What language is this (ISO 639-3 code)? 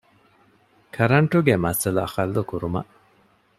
div